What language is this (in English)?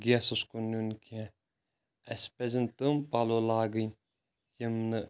Kashmiri